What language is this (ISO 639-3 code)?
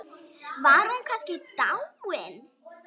isl